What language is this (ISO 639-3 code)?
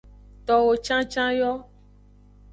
ajg